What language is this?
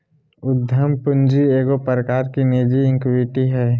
Magahi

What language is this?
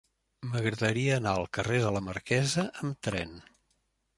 Catalan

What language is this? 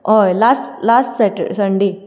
Konkani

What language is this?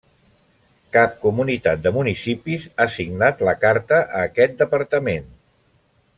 Catalan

